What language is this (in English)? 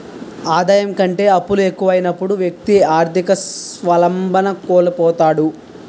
Telugu